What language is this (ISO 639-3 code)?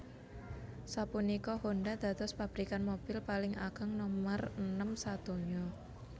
jav